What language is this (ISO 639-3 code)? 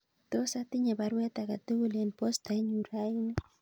kln